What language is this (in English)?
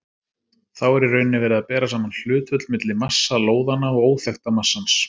Icelandic